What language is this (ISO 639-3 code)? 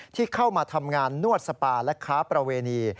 tha